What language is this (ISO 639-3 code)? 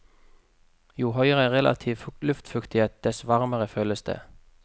nor